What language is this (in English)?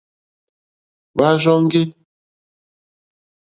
Mokpwe